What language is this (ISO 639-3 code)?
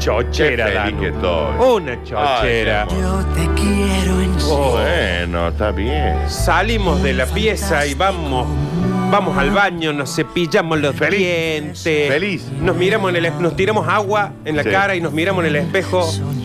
spa